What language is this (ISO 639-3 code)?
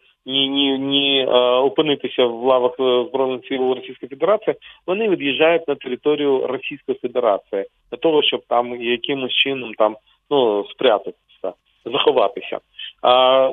ukr